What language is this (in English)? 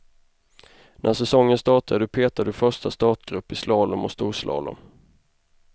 Swedish